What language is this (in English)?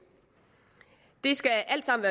Danish